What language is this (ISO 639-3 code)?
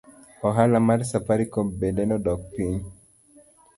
luo